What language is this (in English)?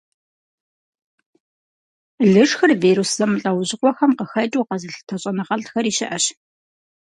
Kabardian